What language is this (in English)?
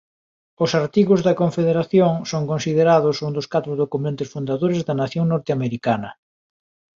Galician